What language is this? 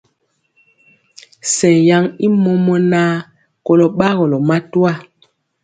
Mpiemo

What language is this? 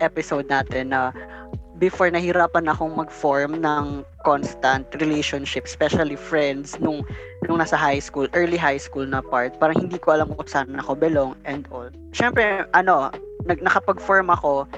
Filipino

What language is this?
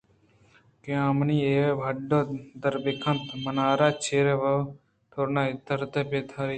Eastern Balochi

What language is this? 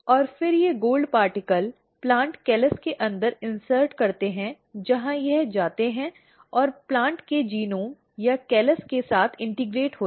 Hindi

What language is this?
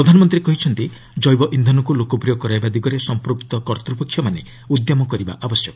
Odia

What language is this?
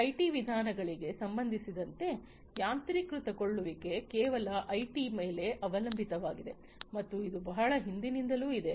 Kannada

